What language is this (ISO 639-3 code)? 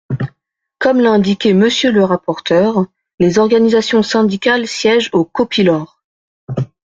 fra